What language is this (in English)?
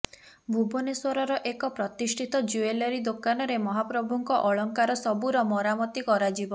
Odia